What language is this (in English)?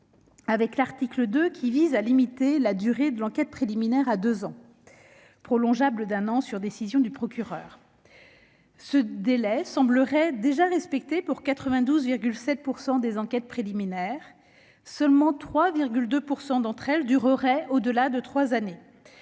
French